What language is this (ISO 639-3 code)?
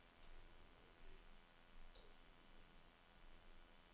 dan